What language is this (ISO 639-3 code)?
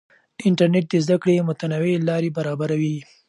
pus